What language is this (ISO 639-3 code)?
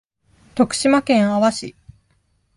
jpn